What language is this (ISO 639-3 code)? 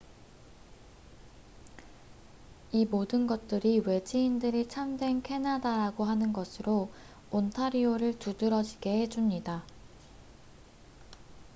kor